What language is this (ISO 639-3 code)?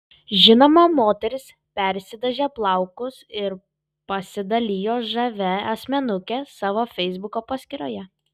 lit